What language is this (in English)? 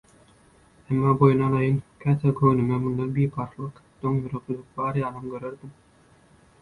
Turkmen